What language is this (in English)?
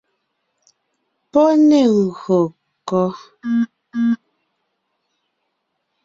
Ngiemboon